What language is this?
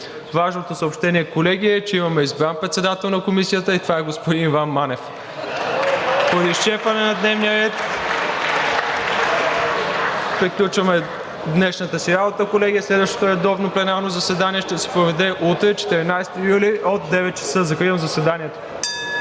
Bulgarian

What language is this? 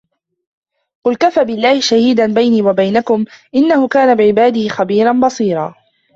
Arabic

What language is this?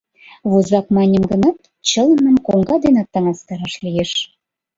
Mari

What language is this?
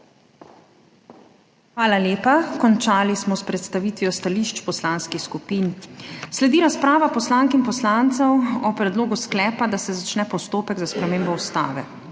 Slovenian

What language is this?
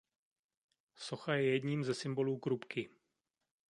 Czech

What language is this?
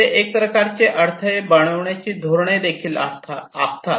Marathi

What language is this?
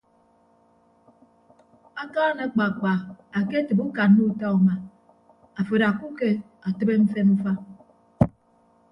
Ibibio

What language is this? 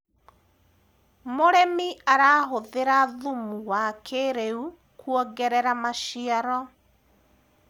Kikuyu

